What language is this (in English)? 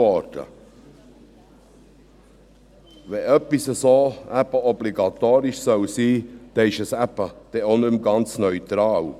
Swiss German